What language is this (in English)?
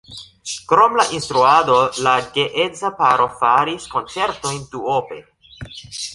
Esperanto